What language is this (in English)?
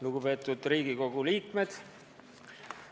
Estonian